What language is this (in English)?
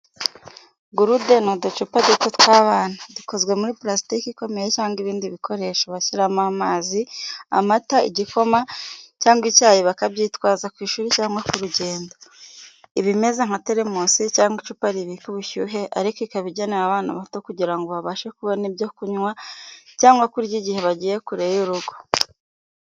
Kinyarwanda